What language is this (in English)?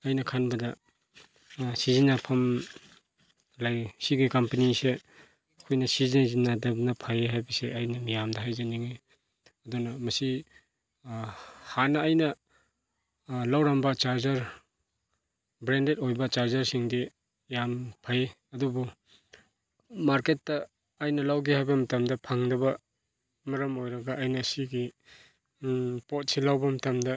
Manipuri